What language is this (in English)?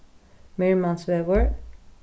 Faroese